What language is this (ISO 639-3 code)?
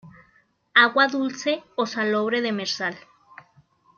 spa